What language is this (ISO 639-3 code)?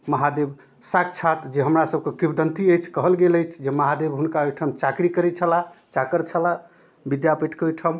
mai